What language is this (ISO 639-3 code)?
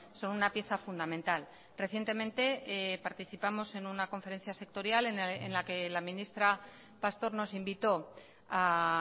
spa